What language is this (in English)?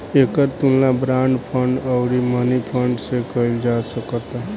Bhojpuri